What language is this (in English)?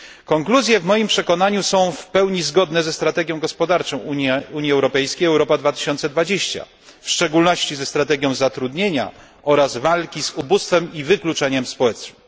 Polish